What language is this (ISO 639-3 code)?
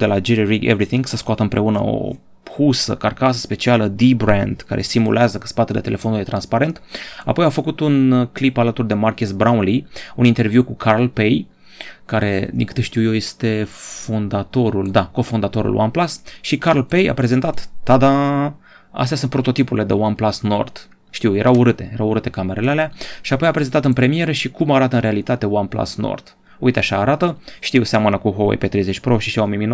ron